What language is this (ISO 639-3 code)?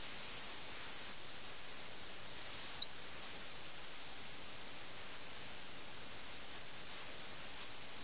mal